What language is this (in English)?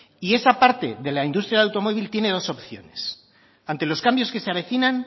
Spanish